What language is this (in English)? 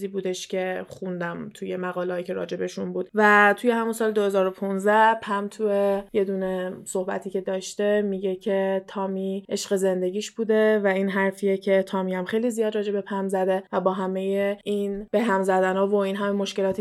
Persian